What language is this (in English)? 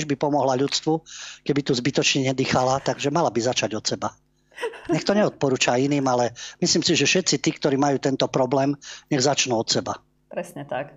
Slovak